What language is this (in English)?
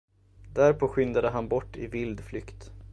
Swedish